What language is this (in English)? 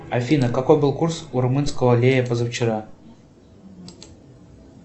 Russian